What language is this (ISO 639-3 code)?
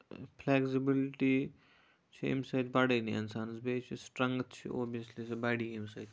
kas